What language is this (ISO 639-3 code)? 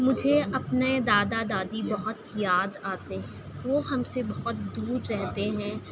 urd